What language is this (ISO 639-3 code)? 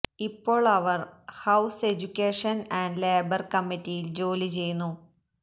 mal